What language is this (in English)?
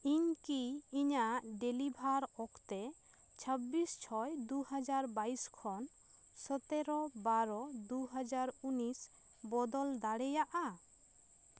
Santali